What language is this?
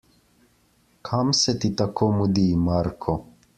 Slovenian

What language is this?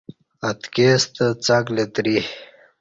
Kati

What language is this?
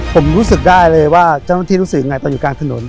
Thai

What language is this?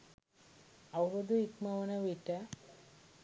Sinhala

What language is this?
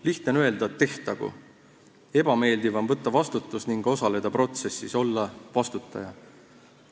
Estonian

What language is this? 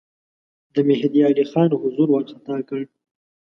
Pashto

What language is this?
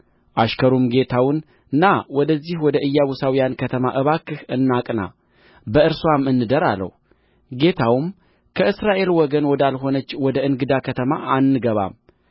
Amharic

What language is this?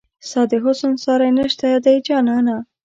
Pashto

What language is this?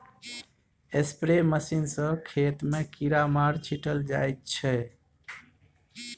Maithili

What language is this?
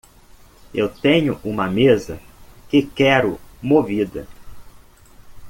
Portuguese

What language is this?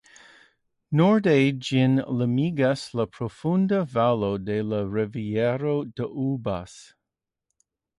Esperanto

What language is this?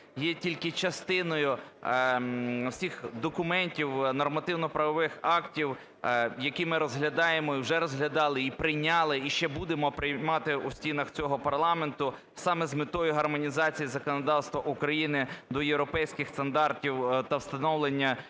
Ukrainian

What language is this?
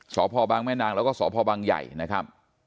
Thai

